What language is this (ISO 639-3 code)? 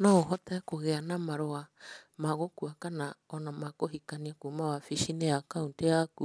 kik